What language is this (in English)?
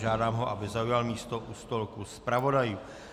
Czech